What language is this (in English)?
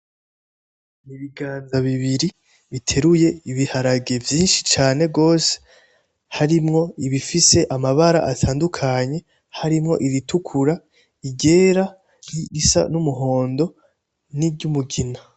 Rundi